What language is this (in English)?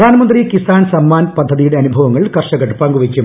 Malayalam